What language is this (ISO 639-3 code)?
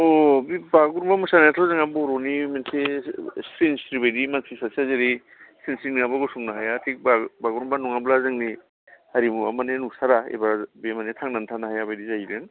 brx